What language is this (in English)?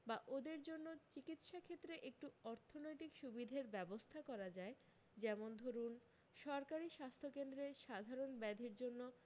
Bangla